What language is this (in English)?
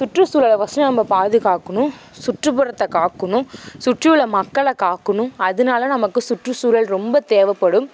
Tamil